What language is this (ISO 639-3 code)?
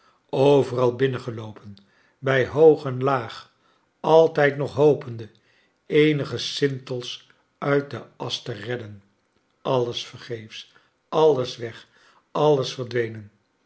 nld